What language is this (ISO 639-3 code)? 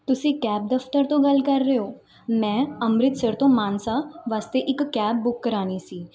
pan